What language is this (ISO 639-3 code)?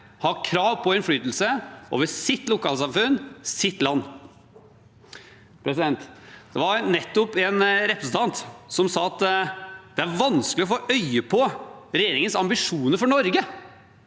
nor